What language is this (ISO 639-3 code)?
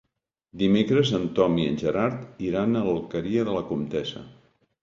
cat